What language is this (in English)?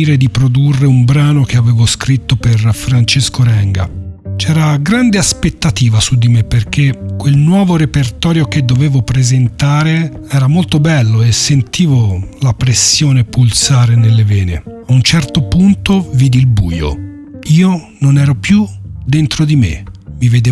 Italian